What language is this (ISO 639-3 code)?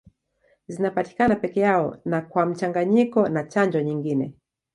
swa